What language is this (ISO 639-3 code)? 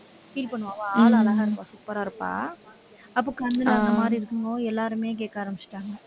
tam